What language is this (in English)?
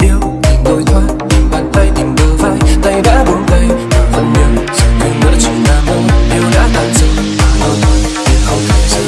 Vietnamese